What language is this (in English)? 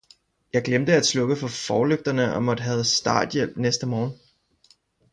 Danish